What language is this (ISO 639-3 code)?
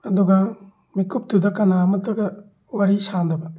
mni